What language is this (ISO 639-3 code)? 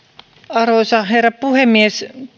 fin